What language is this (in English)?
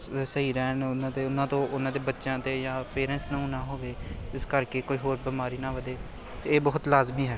Punjabi